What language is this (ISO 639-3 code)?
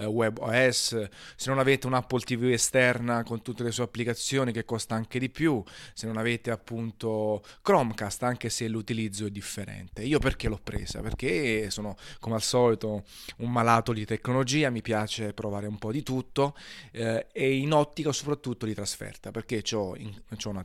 ita